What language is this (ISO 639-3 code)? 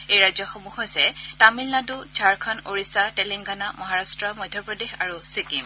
asm